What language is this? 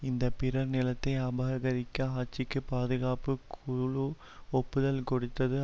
Tamil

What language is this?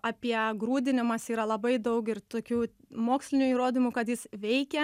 Lithuanian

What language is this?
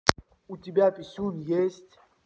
Russian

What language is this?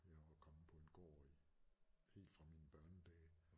Danish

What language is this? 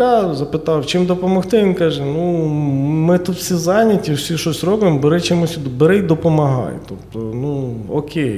Ukrainian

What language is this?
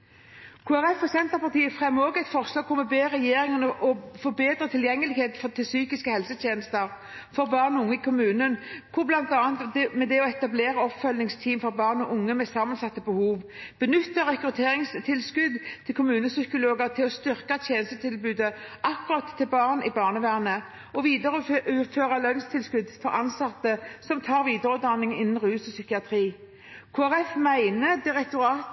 Norwegian Bokmål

